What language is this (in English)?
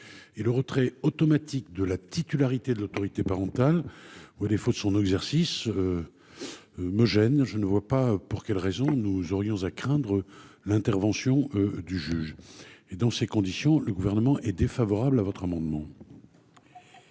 French